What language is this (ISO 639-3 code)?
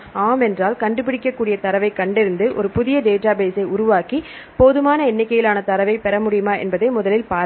tam